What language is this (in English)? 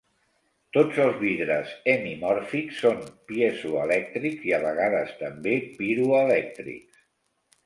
Catalan